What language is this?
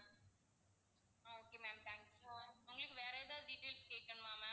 Tamil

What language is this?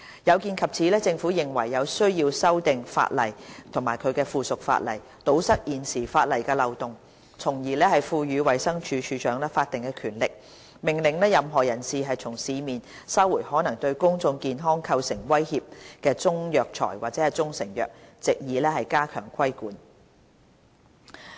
Cantonese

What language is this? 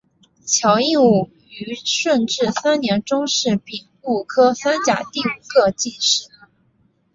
Chinese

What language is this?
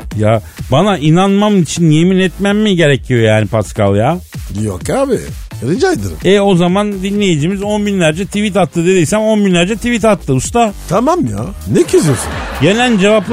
Turkish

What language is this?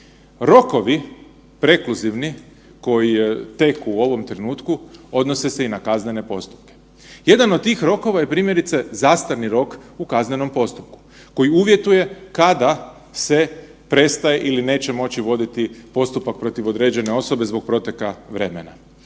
Croatian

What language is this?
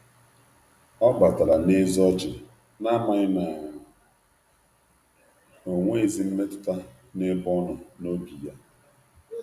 Igbo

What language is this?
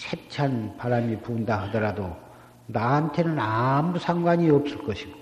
Korean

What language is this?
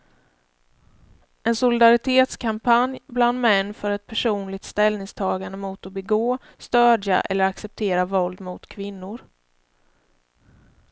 Swedish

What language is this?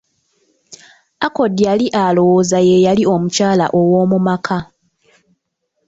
Ganda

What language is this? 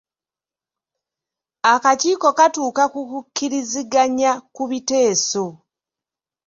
Ganda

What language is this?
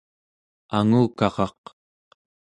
Central Yupik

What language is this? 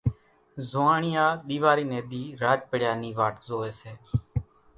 Kachi Koli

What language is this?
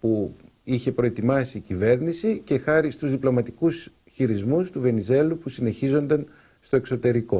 Greek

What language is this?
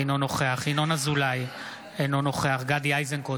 Hebrew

